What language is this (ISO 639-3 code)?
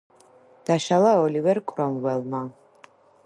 kat